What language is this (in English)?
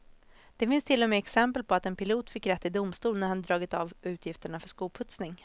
Swedish